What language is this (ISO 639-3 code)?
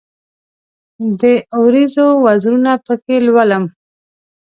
pus